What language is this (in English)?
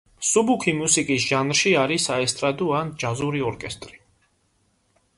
Georgian